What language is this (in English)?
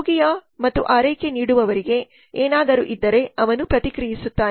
Kannada